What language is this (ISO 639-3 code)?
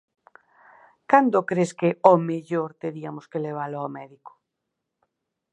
glg